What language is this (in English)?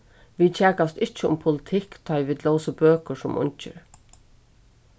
Faroese